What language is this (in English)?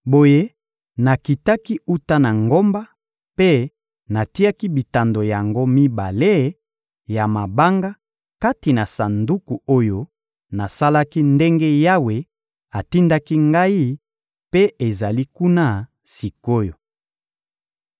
Lingala